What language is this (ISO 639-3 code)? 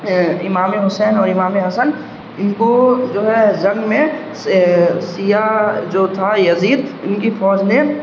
urd